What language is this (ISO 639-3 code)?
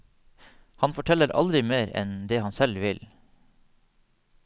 nor